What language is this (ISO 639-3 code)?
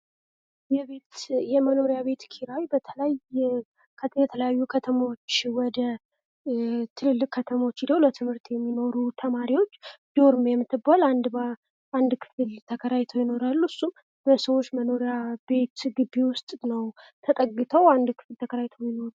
amh